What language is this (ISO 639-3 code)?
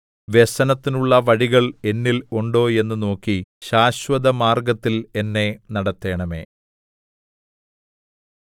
mal